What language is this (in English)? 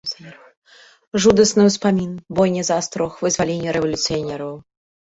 Belarusian